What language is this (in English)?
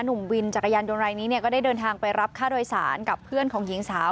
Thai